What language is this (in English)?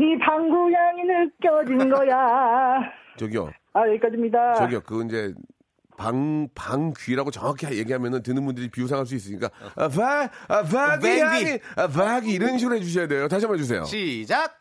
Korean